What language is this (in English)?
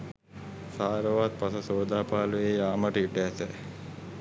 Sinhala